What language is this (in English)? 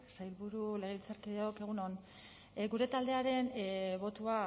Basque